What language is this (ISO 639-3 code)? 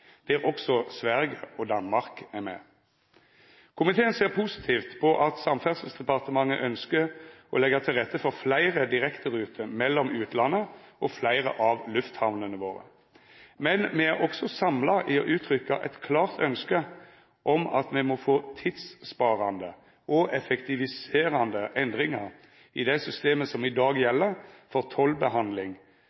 nno